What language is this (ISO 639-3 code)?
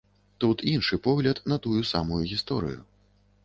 bel